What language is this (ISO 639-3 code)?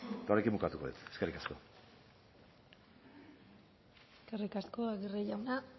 eus